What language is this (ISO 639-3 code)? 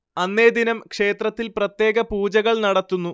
mal